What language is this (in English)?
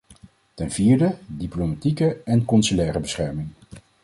Dutch